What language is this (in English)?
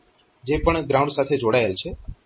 Gujarati